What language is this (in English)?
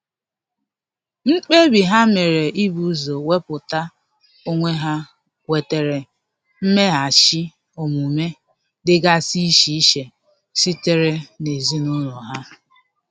Igbo